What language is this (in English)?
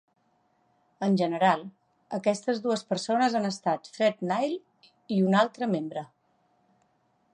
Catalan